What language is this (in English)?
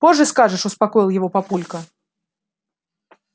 Russian